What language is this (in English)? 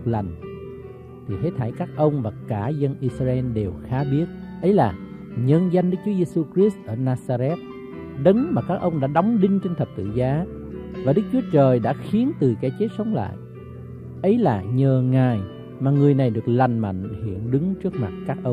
Vietnamese